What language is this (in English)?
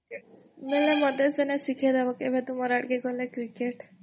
Odia